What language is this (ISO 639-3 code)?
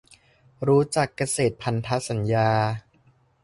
tha